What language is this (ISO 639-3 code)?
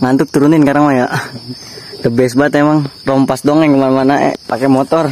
ind